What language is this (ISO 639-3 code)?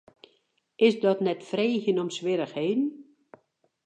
fry